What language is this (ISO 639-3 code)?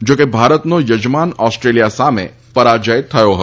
guj